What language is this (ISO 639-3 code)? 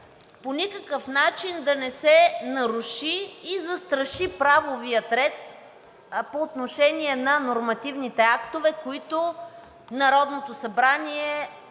bul